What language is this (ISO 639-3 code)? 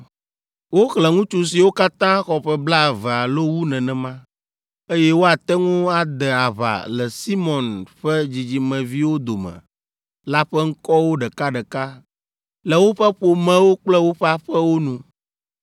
ewe